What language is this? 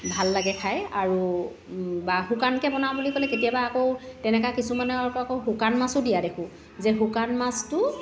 Assamese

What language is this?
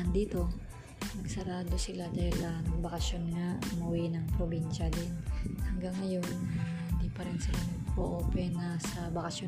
Filipino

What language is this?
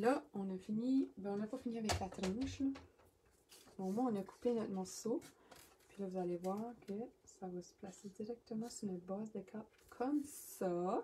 French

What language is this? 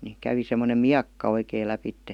Finnish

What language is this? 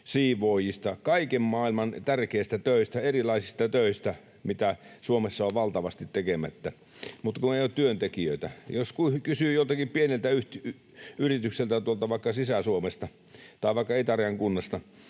Finnish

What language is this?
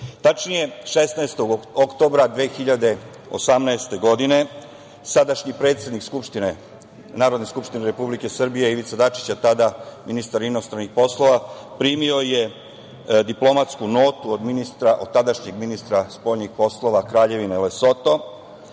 Serbian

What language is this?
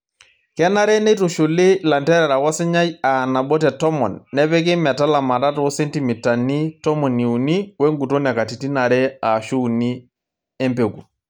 Masai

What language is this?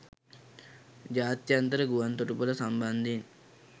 Sinhala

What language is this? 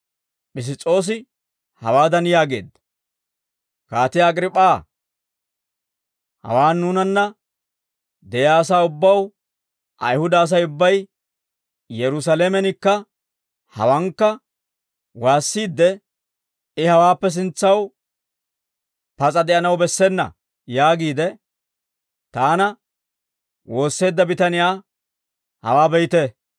Dawro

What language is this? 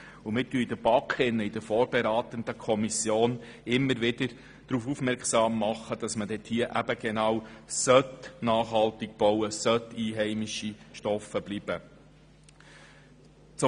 Swiss German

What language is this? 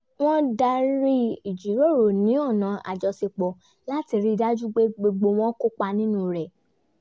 Yoruba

